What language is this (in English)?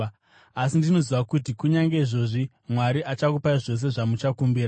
Shona